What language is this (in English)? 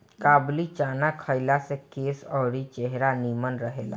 Bhojpuri